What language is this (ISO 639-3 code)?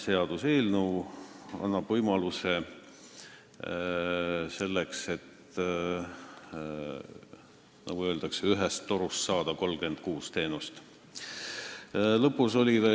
est